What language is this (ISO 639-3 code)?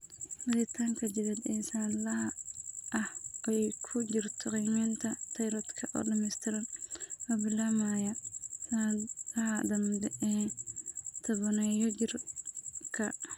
som